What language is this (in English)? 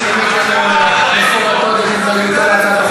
Hebrew